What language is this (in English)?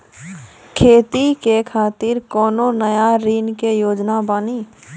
Maithili